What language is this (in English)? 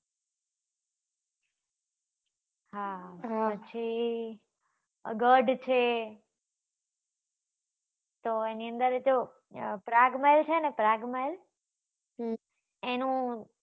Gujarati